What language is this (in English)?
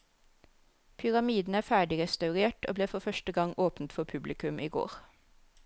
Norwegian